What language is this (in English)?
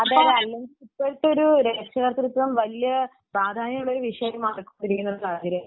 Malayalam